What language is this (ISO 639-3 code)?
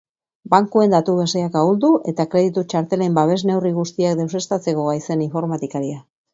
eus